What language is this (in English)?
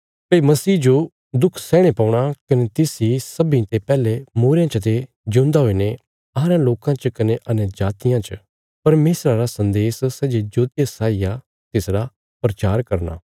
Bilaspuri